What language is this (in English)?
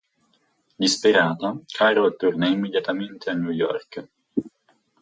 Italian